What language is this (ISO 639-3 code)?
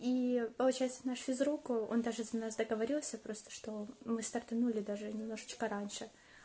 rus